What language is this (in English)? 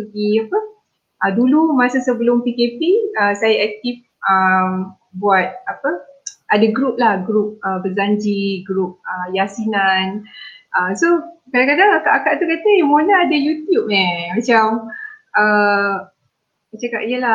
Malay